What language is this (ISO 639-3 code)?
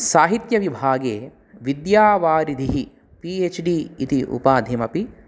san